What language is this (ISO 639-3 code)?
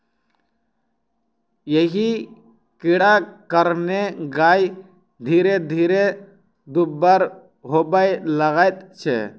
mai